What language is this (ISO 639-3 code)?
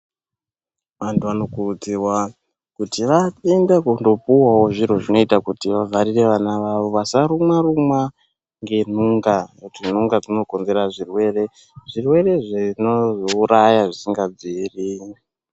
ndc